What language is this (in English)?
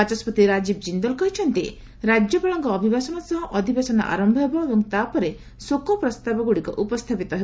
Odia